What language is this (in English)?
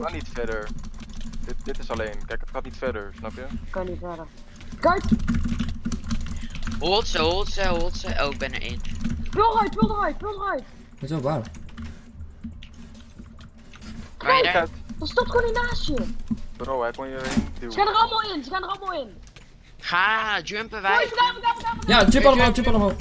Dutch